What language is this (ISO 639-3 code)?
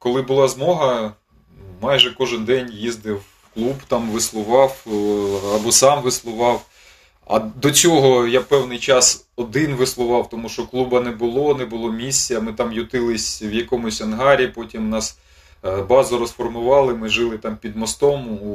ukr